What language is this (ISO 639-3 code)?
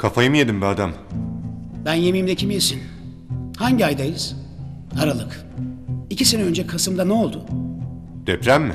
tur